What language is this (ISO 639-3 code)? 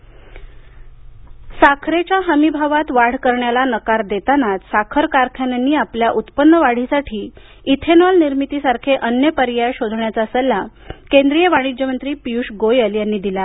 mar